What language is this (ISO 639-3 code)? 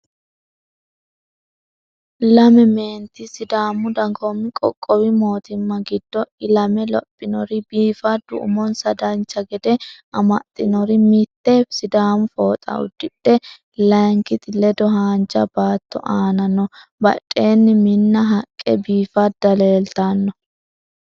sid